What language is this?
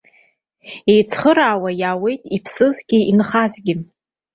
Abkhazian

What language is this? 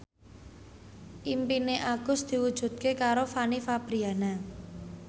Javanese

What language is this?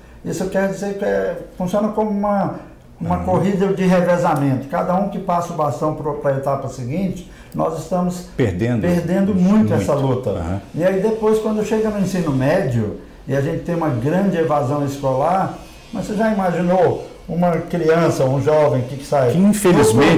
Portuguese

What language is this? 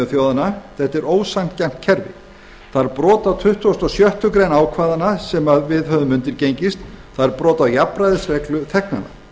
Icelandic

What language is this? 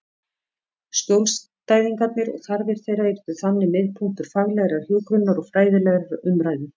Icelandic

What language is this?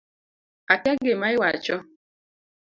Luo (Kenya and Tanzania)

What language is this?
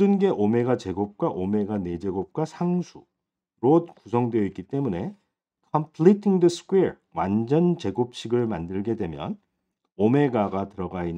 Korean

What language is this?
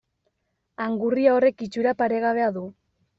Basque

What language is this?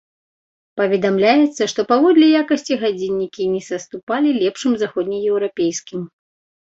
Belarusian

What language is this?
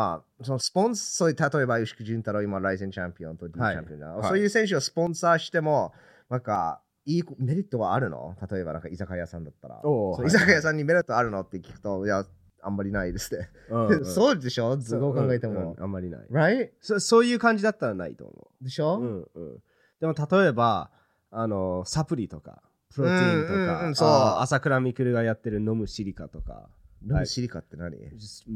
Japanese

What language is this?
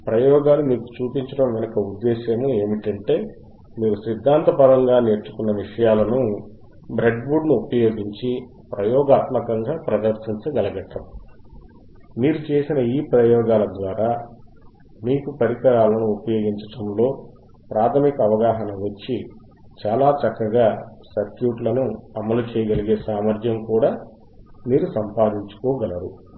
Telugu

